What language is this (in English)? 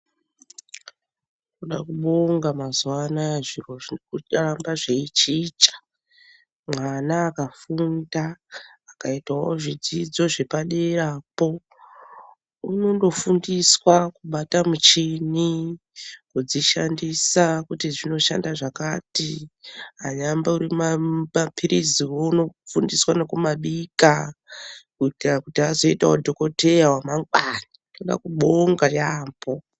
Ndau